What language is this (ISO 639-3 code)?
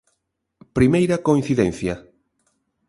glg